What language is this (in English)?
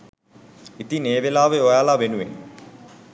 Sinhala